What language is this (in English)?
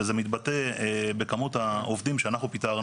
Hebrew